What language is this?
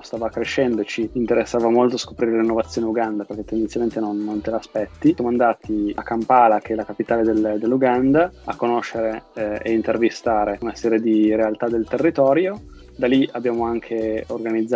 Italian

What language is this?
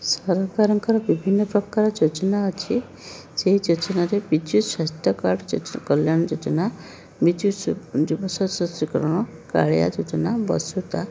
Odia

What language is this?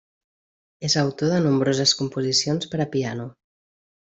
Catalan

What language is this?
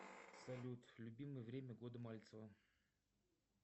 Russian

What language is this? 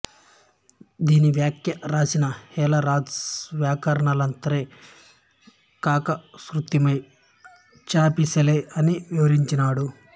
Telugu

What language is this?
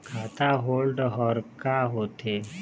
Chhattisgarhi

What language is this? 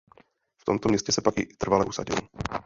Czech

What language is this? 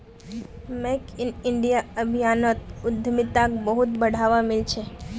Magahi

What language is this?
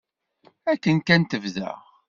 Kabyle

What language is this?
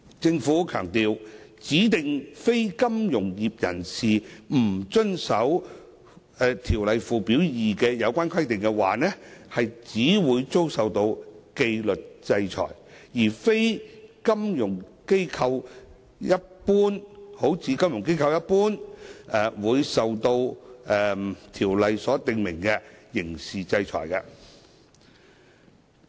Cantonese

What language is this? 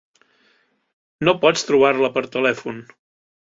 Catalan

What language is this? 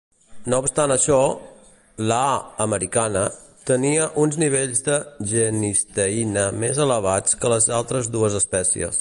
Catalan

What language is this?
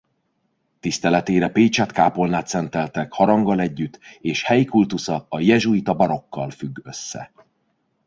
Hungarian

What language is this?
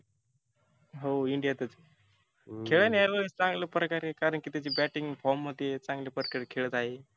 Marathi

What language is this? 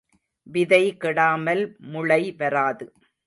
Tamil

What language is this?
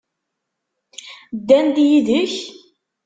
Kabyle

